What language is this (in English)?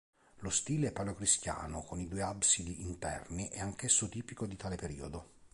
Italian